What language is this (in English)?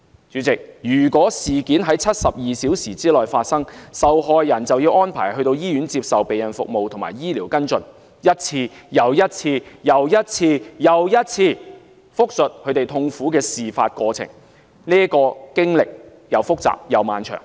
Cantonese